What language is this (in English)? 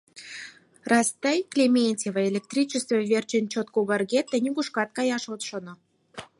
Mari